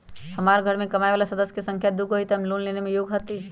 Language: Magahi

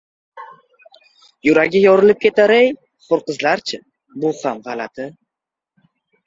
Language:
Uzbek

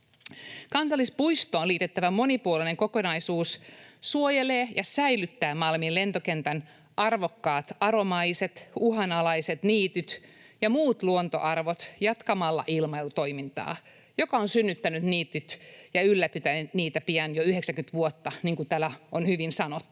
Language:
Finnish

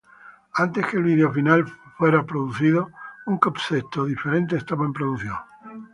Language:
Spanish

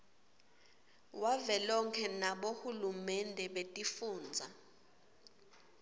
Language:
Swati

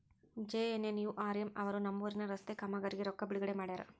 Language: Kannada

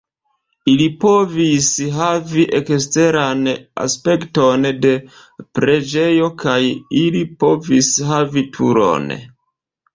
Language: Esperanto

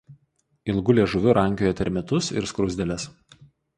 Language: Lithuanian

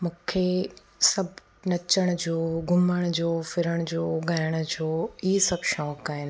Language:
Sindhi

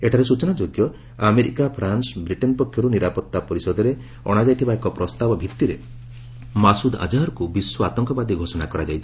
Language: Odia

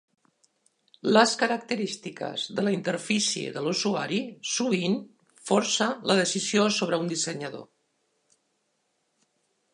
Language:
Catalan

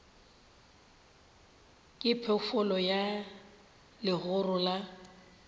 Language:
Northern Sotho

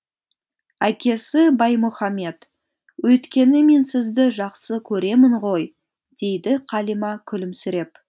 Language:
Kazakh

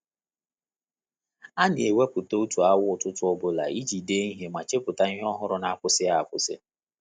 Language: Igbo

